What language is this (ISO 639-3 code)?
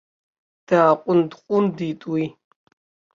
abk